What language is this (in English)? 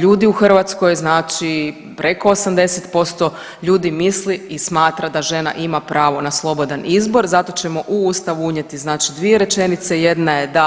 Croatian